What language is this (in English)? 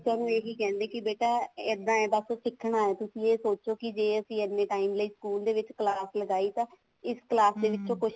Punjabi